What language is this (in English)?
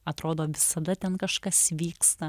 Lithuanian